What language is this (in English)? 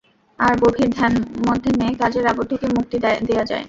Bangla